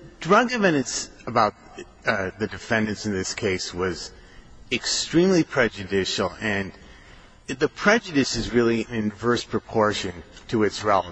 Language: English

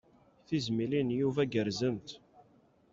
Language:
Kabyle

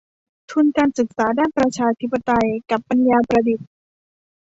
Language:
Thai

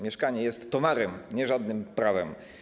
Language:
Polish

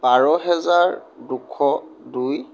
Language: Assamese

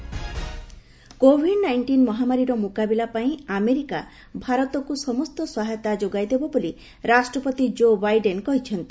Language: Odia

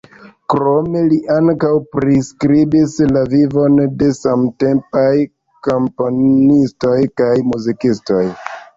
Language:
Esperanto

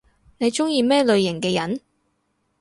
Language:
Cantonese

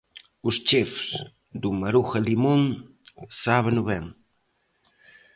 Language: Galician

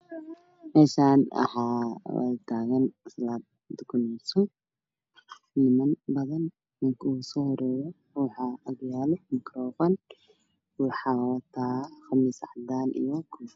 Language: Somali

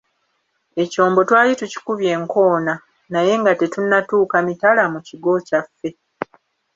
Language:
Ganda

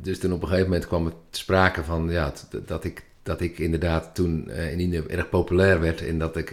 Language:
Dutch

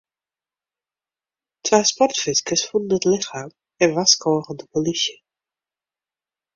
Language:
Western Frisian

